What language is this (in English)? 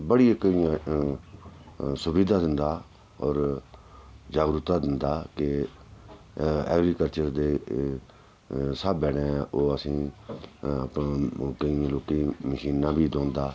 Dogri